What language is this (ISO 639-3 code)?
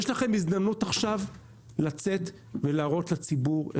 heb